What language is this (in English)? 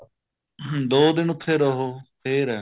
Punjabi